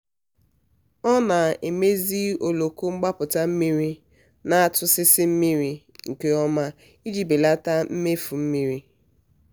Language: Igbo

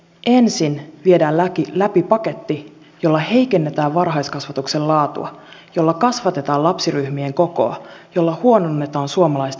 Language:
Finnish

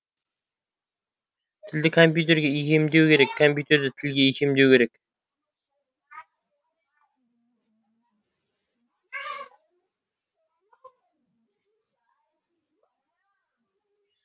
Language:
Kazakh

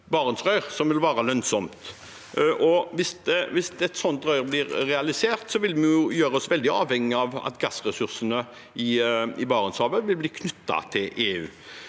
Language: Norwegian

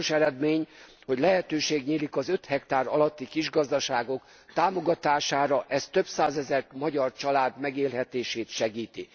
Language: Hungarian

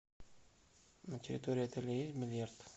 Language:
Russian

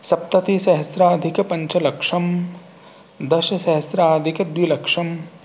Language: Sanskrit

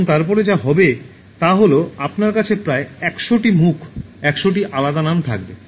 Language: Bangla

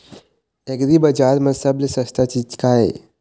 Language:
Chhattisgarhi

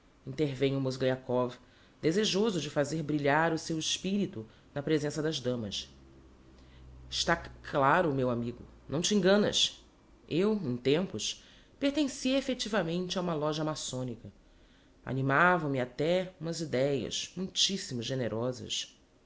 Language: Portuguese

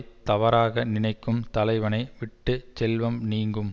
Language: Tamil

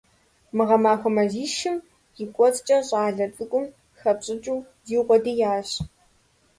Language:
Kabardian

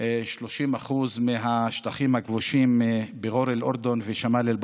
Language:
Hebrew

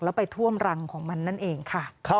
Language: Thai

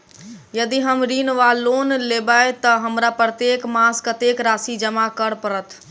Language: Maithili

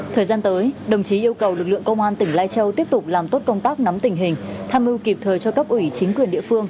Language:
Vietnamese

